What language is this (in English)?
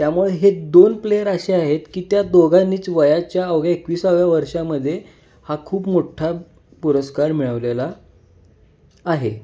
Marathi